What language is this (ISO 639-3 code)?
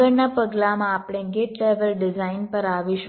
guj